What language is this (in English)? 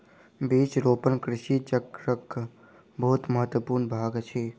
Maithili